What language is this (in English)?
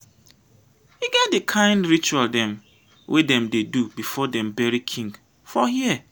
Nigerian Pidgin